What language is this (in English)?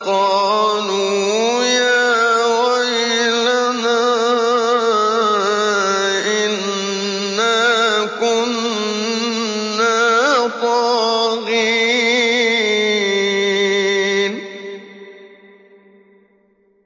Arabic